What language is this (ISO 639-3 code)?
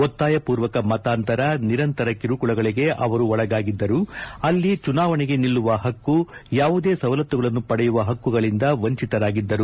kan